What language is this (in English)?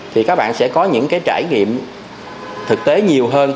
Vietnamese